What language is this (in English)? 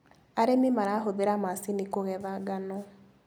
Kikuyu